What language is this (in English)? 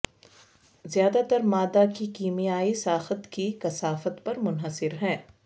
Urdu